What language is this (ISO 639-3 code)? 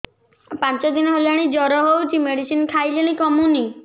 ori